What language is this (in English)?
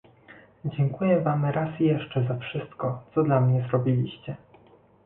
Polish